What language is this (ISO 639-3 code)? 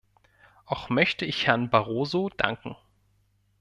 deu